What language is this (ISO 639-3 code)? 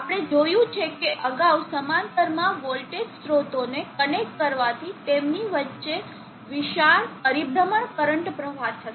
guj